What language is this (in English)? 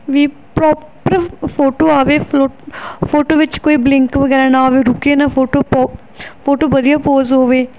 Punjabi